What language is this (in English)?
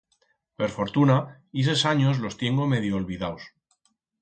Aragonese